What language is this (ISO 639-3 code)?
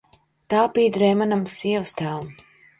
lav